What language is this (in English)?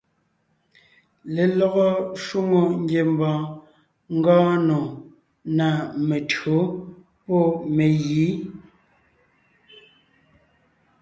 Ngiemboon